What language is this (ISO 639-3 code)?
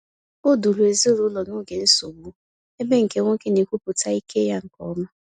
ibo